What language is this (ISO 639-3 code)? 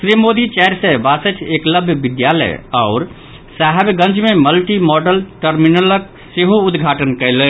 mai